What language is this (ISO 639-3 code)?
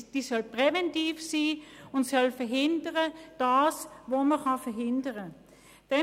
gsw